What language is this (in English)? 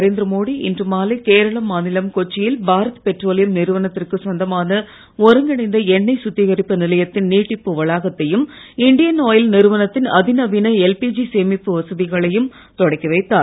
Tamil